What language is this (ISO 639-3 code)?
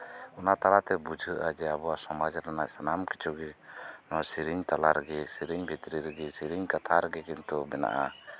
sat